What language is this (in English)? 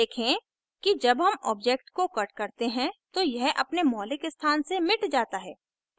Hindi